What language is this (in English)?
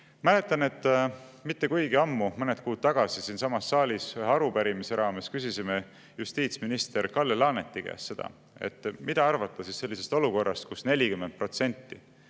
Estonian